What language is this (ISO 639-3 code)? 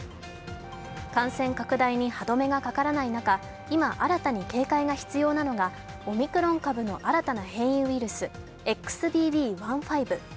jpn